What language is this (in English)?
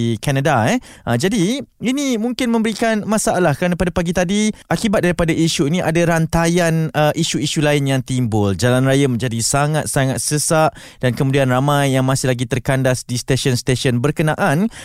Malay